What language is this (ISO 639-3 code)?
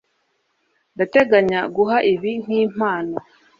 kin